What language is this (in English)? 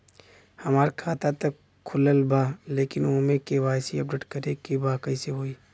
Bhojpuri